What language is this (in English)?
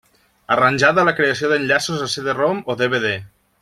Catalan